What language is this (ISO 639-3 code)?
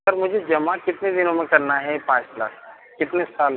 hin